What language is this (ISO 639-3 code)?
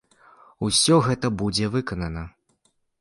bel